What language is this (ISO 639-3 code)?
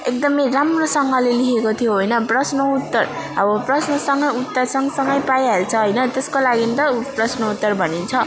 nep